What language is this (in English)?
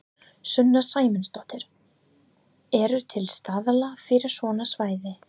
Icelandic